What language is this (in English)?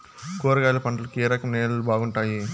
Telugu